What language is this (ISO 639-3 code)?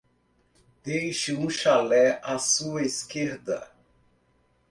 por